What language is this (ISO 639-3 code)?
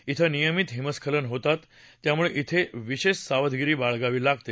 mar